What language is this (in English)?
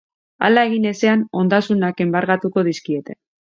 Basque